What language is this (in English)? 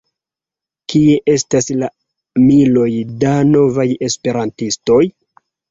Esperanto